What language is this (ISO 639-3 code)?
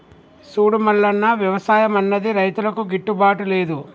tel